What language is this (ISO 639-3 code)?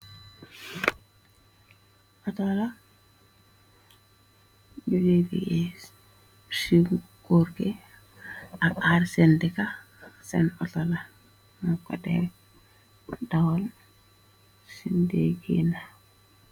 wol